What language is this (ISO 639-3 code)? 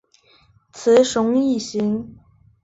zho